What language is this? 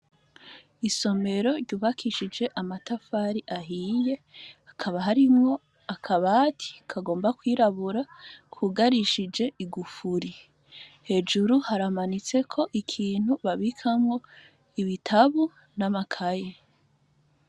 Rundi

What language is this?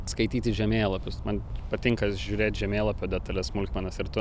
Lithuanian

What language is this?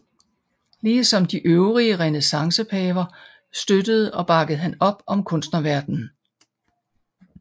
Danish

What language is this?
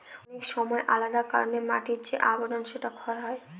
Bangla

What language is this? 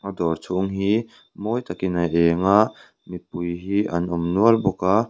Mizo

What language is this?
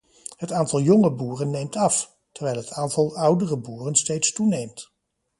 Dutch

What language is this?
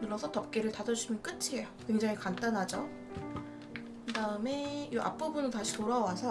Korean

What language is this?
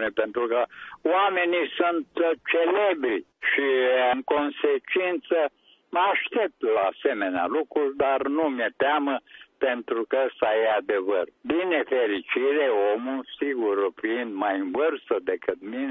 Romanian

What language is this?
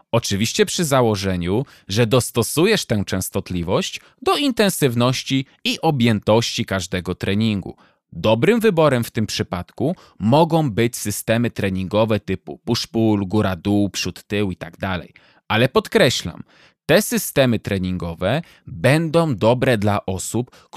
Polish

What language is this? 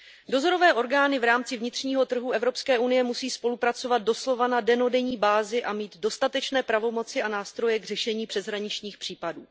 Czech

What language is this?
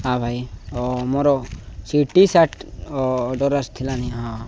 Odia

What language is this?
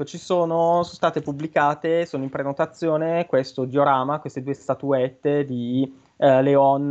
Italian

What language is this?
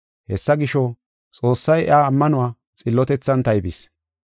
Gofa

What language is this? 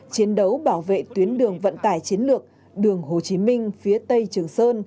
Vietnamese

